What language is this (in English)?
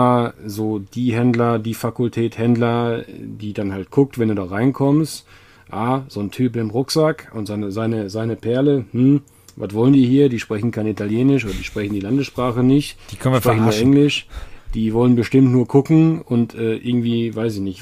German